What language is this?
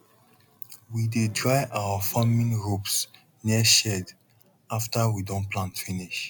Nigerian Pidgin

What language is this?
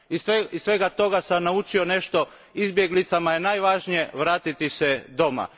Croatian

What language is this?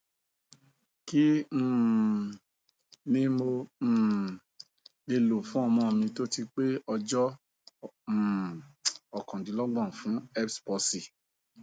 Yoruba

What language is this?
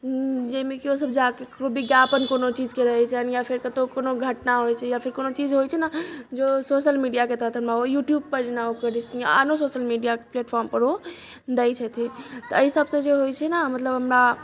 Maithili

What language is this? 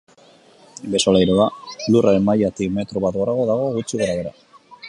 Basque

